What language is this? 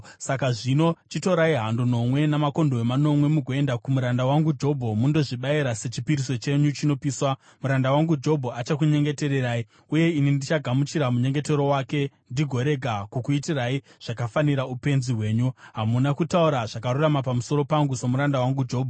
Shona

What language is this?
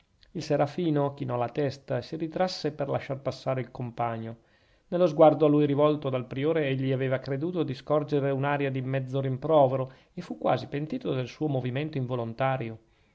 Italian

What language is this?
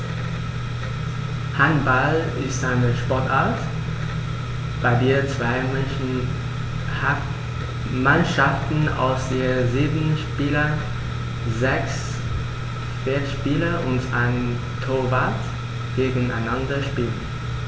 German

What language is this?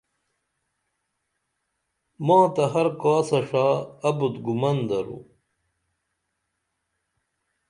Dameli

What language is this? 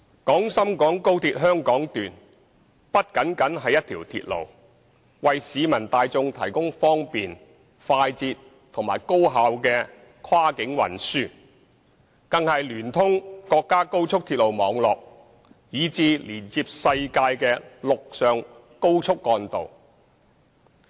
Cantonese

